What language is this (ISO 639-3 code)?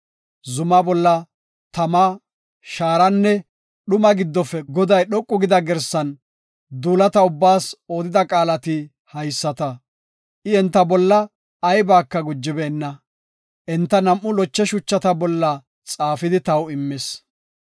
gof